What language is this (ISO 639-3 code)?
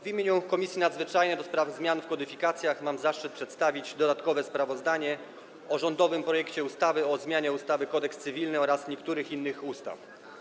pol